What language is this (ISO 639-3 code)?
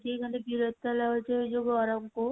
ori